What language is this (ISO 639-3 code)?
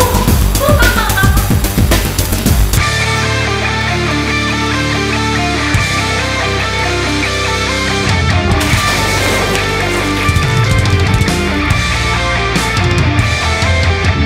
kor